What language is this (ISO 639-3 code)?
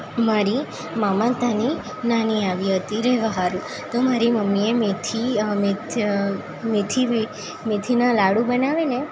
guj